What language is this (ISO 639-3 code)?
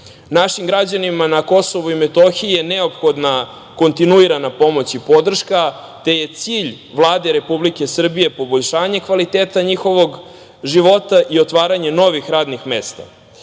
srp